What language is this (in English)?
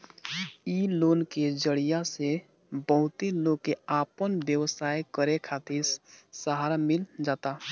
Bhojpuri